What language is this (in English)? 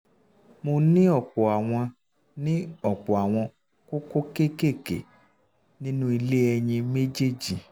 Yoruba